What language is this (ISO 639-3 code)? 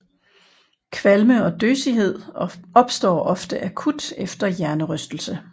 dan